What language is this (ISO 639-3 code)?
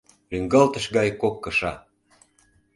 chm